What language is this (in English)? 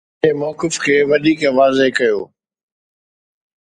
Sindhi